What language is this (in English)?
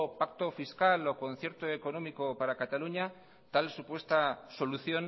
Spanish